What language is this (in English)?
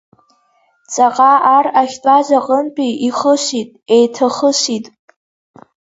Abkhazian